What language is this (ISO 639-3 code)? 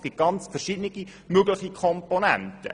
gsw